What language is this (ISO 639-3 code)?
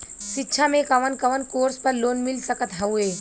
bho